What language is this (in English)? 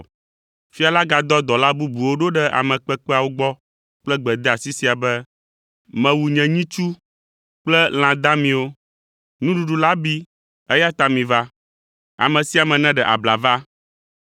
Ewe